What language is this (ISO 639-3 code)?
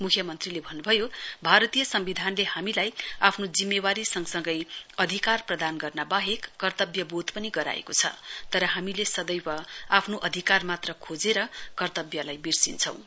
nep